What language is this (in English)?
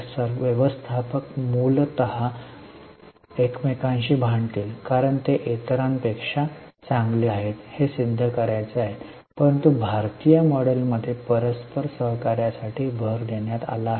Marathi